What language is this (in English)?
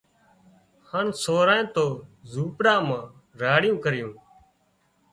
Wadiyara Koli